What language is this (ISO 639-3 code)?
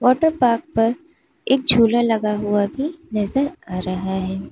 hin